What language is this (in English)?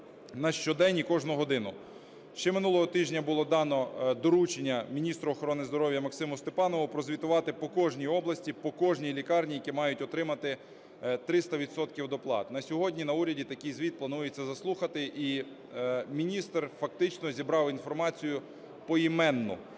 Ukrainian